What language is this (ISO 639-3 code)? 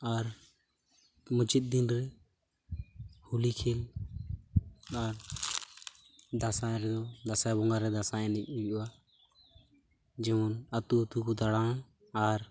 sat